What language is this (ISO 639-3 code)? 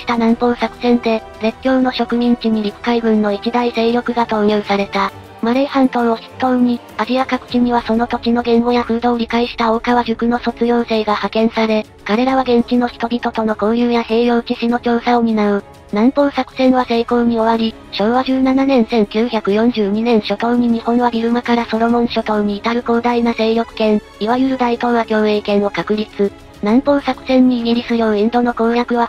jpn